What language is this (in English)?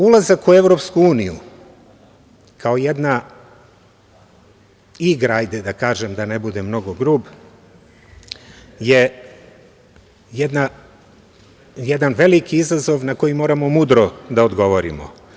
Serbian